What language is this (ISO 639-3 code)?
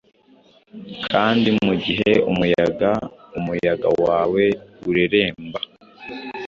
kin